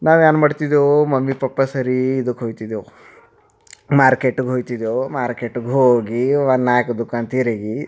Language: Kannada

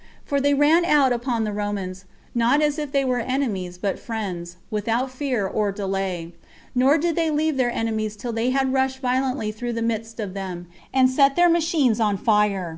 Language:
English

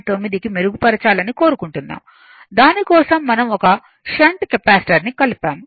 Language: Telugu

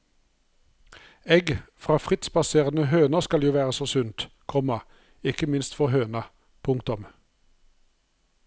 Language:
Norwegian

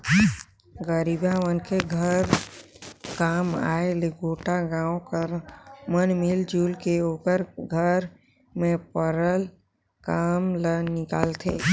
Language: Chhattisgarhi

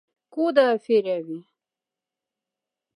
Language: Moksha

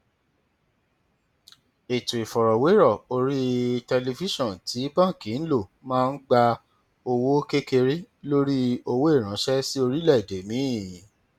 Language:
Yoruba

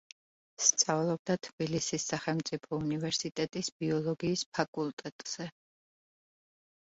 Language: Georgian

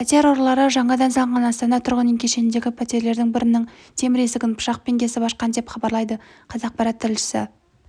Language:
Kazakh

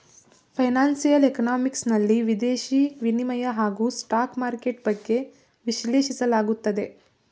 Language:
Kannada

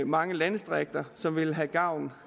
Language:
Danish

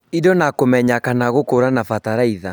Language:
Kikuyu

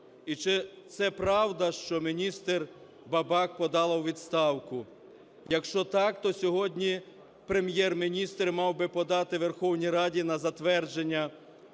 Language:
Ukrainian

